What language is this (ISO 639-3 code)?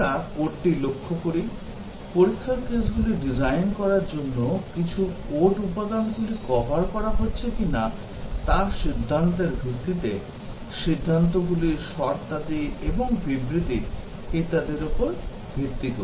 ben